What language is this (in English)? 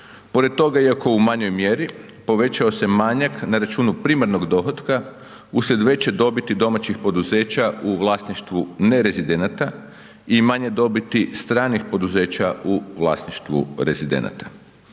Croatian